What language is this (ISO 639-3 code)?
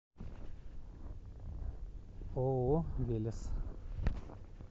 rus